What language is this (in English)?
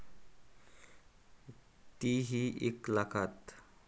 Marathi